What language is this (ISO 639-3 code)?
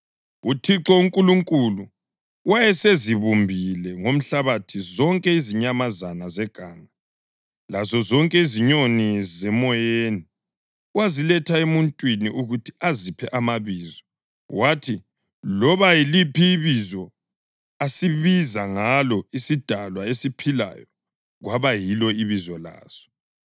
nde